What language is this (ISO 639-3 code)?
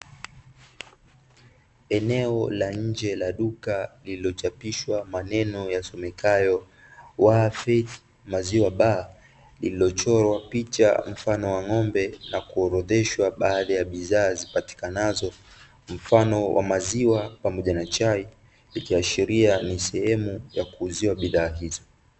swa